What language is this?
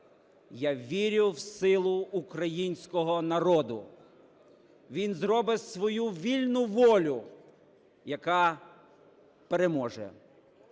Ukrainian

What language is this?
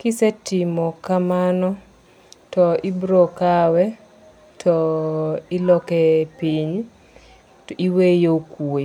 Luo (Kenya and Tanzania)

